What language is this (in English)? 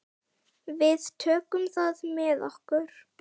Icelandic